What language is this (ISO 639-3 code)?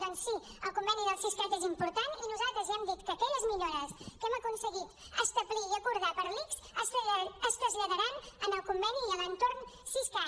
cat